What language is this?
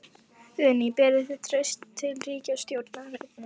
Icelandic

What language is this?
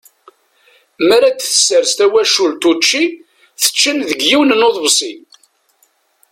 Kabyle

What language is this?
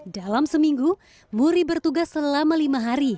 Indonesian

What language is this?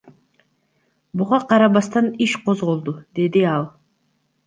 Kyrgyz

